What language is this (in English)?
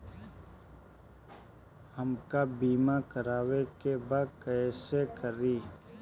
Bhojpuri